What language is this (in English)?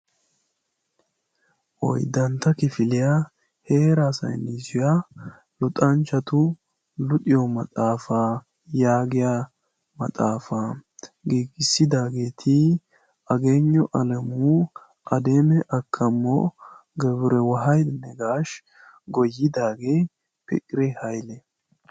Wolaytta